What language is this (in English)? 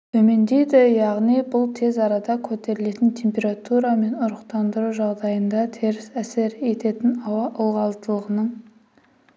Kazakh